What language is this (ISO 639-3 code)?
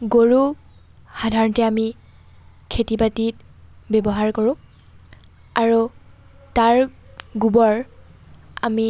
asm